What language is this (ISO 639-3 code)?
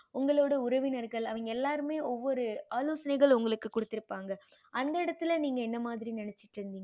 tam